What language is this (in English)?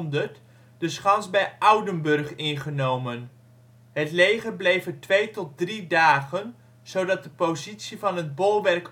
Dutch